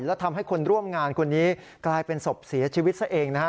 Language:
Thai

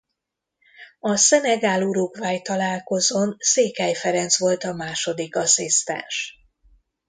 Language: Hungarian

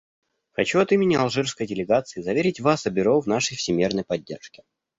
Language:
Russian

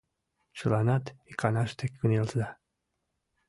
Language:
Mari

